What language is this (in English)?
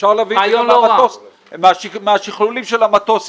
Hebrew